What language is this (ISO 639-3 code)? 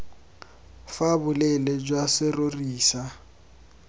tsn